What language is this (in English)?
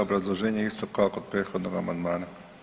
Croatian